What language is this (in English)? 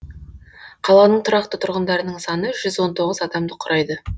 Kazakh